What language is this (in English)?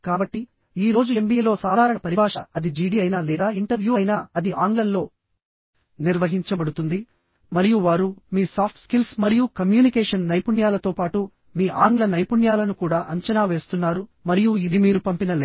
Telugu